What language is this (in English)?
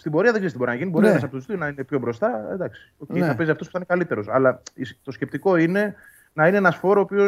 Greek